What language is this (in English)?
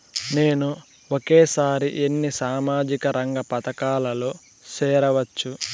Telugu